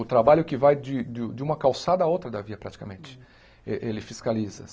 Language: Portuguese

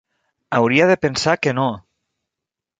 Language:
Catalan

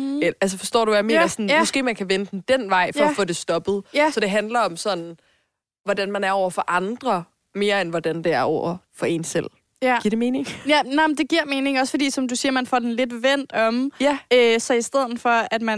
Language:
Danish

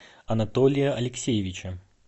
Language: Russian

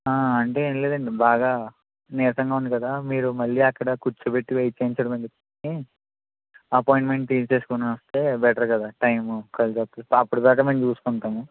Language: Telugu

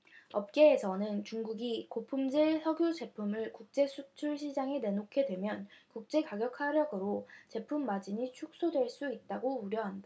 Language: Korean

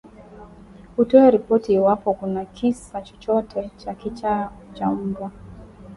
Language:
Swahili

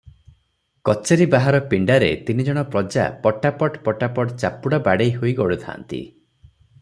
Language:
Odia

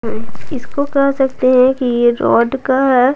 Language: Hindi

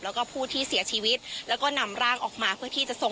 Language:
Thai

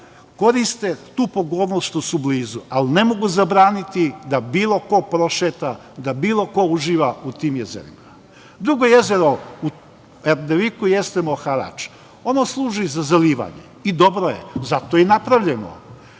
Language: Serbian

